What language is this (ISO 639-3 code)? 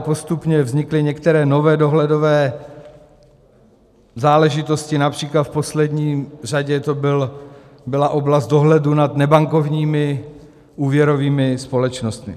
ces